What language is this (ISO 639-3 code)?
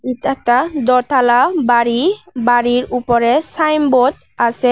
ben